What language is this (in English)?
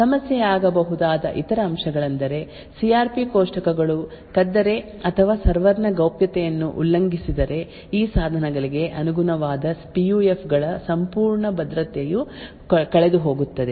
Kannada